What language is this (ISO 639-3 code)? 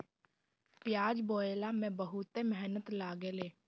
bho